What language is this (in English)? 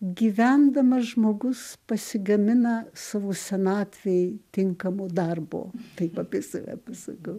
Lithuanian